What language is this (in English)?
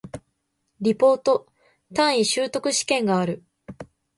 Japanese